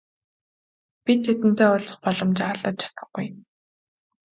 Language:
Mongolian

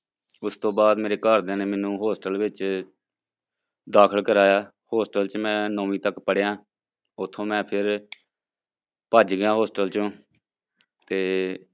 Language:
Punjabi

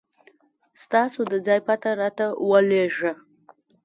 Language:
Pashto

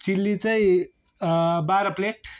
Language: Nepali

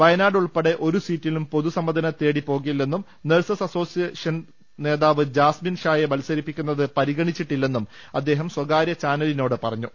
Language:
Malayalam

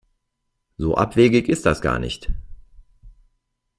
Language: German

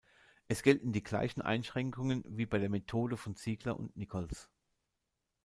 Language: German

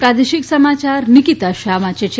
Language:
Gujarati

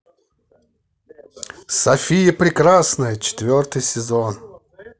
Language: Russian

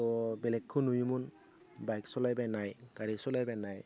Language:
Bodo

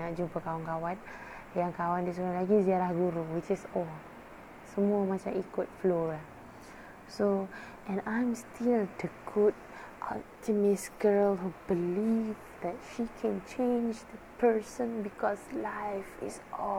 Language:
Malay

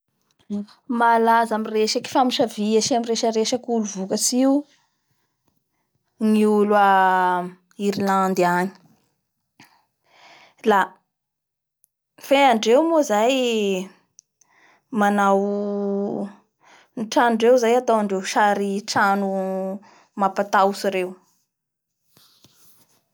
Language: Bara Malagasy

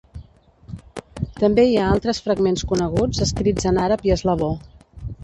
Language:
Catalan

